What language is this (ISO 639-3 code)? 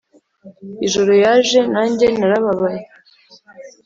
kin